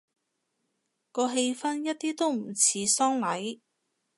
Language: Cantonese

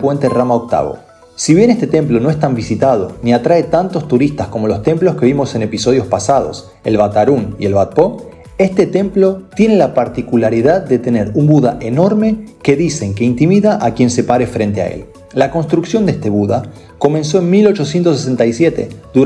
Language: Spanish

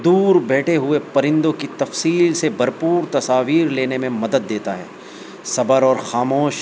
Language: Urdu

